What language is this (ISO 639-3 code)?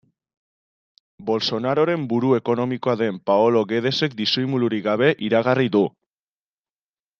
eus